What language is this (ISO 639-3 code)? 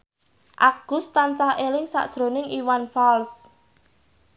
jav